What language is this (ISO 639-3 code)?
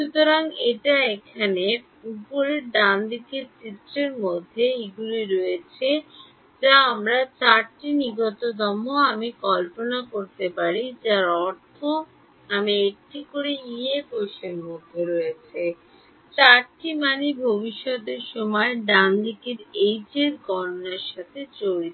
ben